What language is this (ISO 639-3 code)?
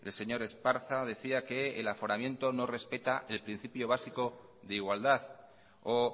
spa